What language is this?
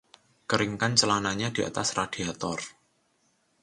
Indonesian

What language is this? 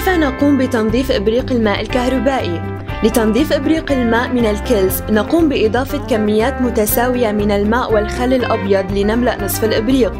Arabic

